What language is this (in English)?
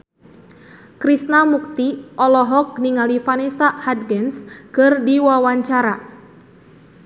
Sundanese